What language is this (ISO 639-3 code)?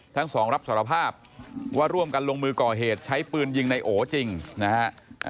tha